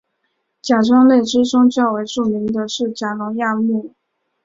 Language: Chinese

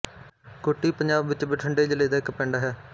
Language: Punjabi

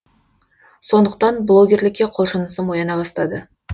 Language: Kazakh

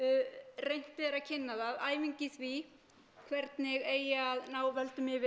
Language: Icelandic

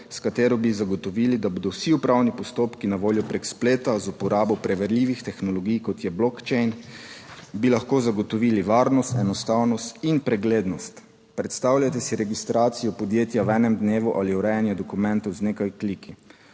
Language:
Slovenian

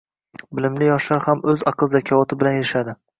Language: Uzbek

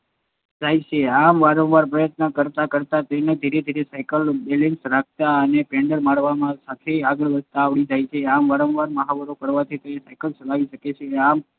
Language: Gujarati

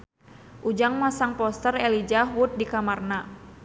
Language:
Sundanese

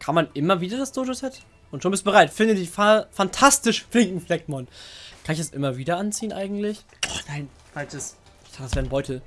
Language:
German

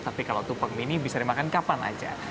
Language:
Indonesian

